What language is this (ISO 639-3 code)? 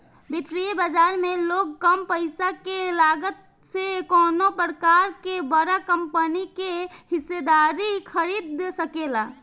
bho